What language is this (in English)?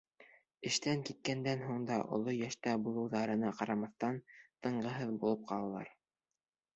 Bashkir